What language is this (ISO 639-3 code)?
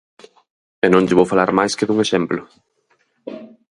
glg